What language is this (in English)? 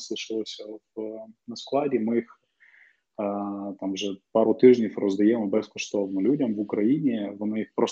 Ukrainian